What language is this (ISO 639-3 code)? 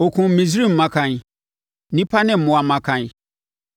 aka